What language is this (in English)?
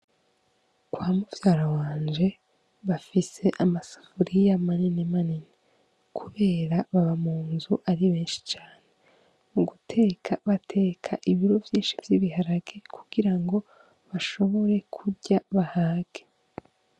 Rundi